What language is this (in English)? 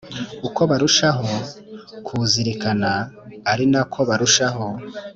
Kinyarwanda